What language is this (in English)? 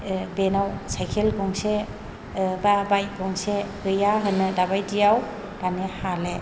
Bodo